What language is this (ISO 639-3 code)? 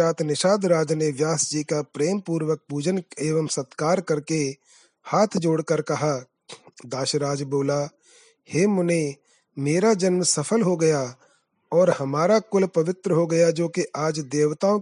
hin